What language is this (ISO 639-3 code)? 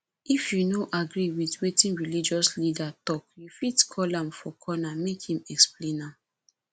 pcm